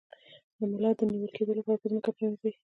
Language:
Pashto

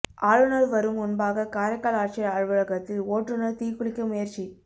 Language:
Tamil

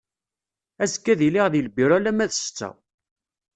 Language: Kabyle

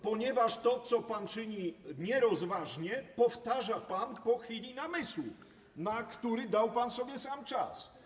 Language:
Polish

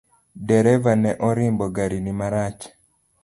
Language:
Luo (Kenya and Tanzania)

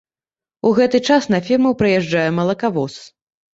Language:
Belarusian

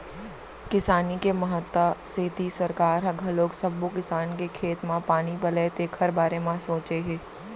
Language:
Chhattisgarhi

